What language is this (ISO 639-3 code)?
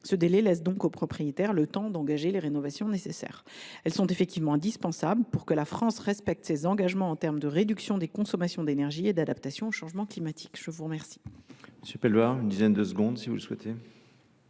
fra